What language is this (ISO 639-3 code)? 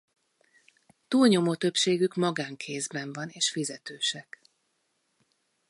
hun